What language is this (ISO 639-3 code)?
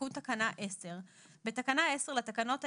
heb